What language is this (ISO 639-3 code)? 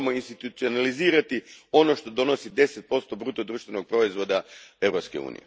hrv